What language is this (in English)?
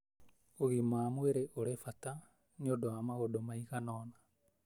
Kikuyu